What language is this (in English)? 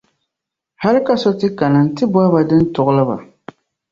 Dagbani